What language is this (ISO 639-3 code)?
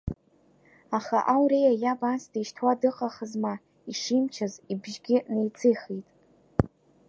abk